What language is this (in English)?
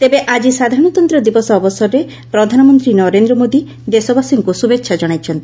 Odia